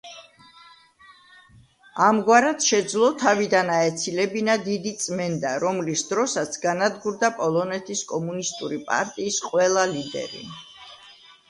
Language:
Georgian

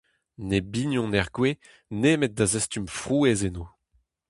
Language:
Breton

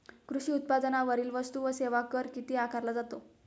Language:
Marathi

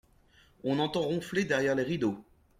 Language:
French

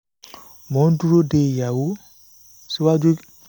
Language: Yoruba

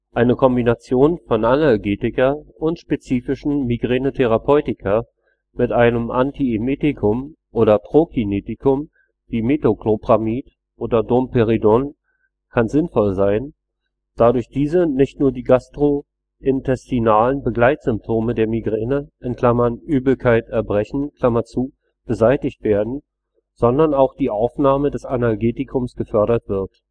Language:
German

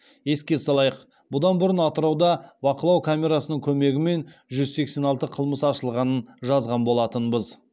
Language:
Kazakh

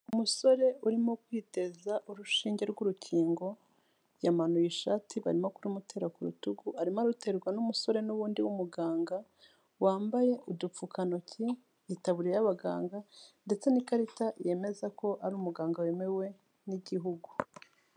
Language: Kinyarwanda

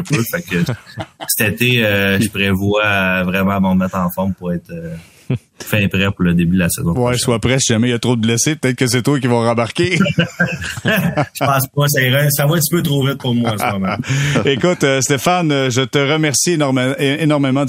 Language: French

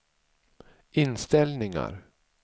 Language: Swedish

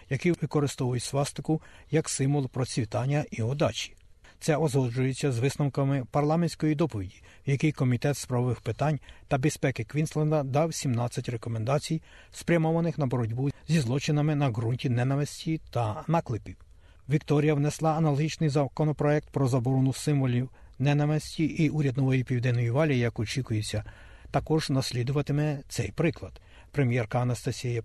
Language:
Ukrainian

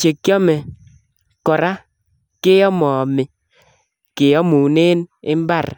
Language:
Kalenjin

